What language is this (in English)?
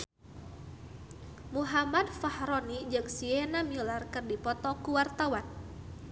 Sundanese